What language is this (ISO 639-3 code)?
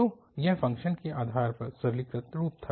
hin